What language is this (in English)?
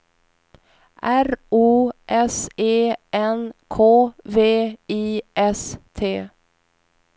Swedish